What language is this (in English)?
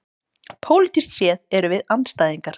Icelandic